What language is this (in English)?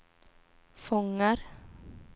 Swedish